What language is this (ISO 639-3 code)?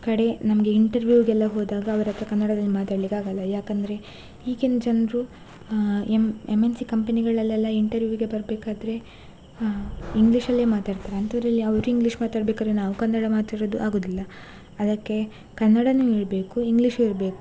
kan